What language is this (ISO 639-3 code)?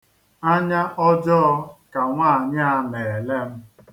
ibo